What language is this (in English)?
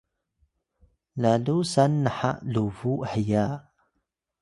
Atayal